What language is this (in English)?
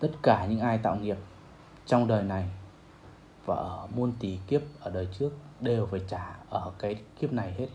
Vietnamese